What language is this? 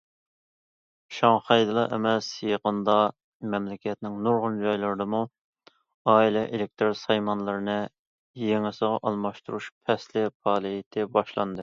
Uyghur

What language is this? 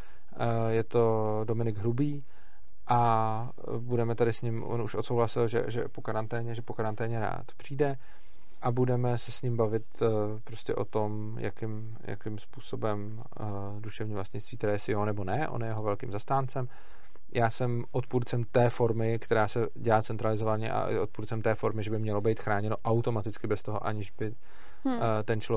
Czech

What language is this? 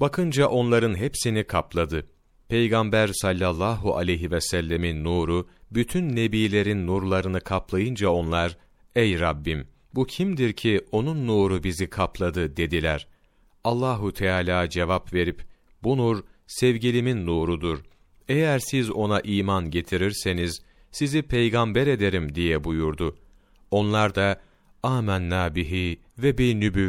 Turkish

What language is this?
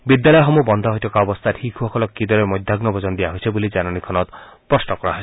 Assamese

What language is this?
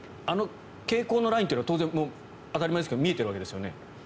Japanese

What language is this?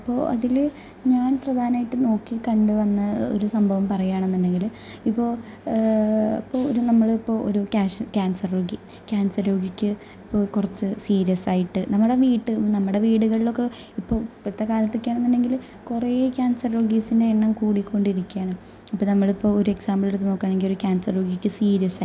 Malayalam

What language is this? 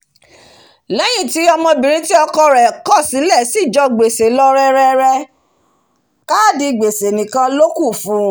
Yoruba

